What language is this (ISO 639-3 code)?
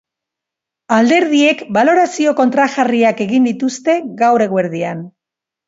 eus